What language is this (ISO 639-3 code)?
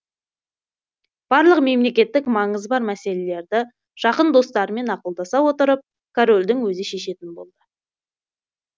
kaz